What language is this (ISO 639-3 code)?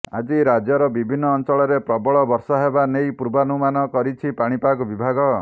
ori